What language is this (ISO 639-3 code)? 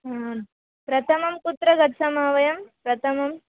san